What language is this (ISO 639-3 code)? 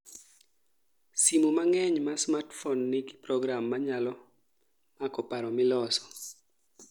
luo